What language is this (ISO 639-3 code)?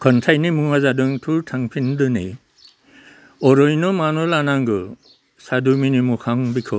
brx